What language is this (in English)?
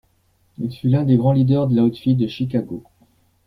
French